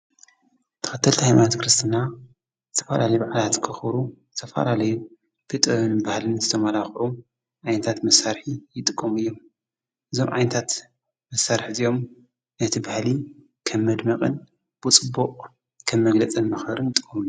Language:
Tigrinya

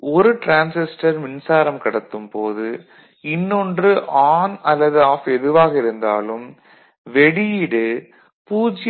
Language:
Tamil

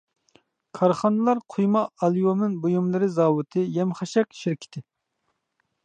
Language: Uyghur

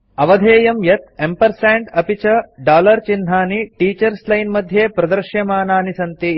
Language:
Sanskrit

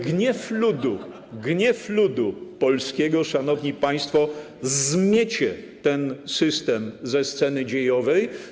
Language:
Polish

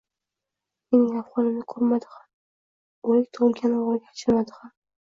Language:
Uzbek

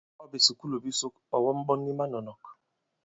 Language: Bankon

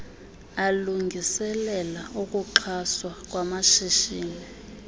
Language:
Xhosa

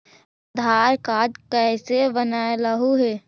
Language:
Magahi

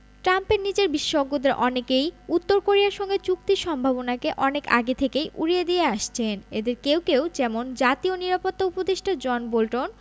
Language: Bangla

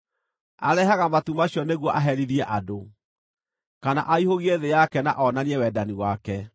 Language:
Kikuyu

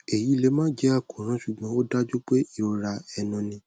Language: Yoruba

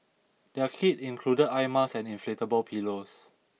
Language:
English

